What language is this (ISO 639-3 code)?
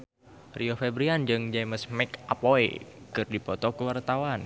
sun